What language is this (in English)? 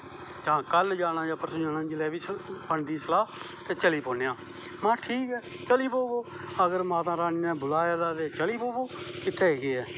Dogri